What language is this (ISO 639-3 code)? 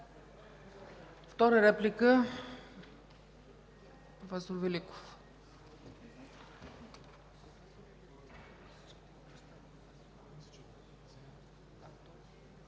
bul